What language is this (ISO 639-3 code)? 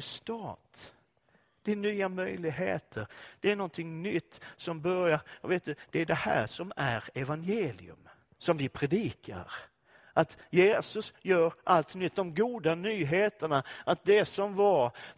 swe